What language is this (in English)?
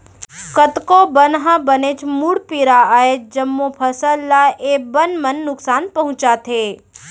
Chhattisgarhi